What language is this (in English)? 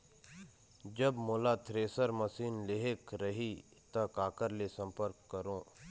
Chhattisgarhi